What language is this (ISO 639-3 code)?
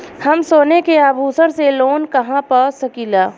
bho